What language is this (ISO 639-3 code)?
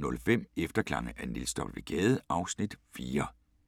dan